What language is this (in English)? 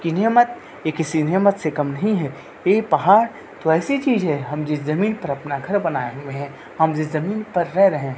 Urdu